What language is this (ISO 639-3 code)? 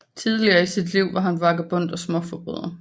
dan